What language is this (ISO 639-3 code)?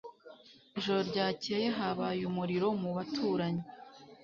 kin